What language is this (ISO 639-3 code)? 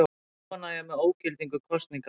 isl